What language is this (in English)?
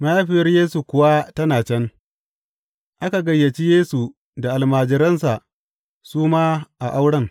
Hausa